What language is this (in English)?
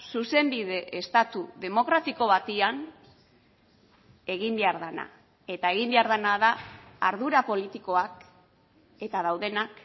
Basque